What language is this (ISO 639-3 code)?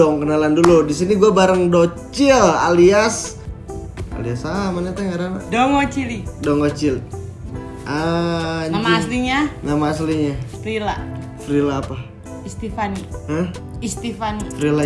ind